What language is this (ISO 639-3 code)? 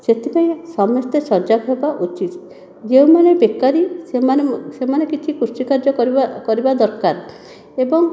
ori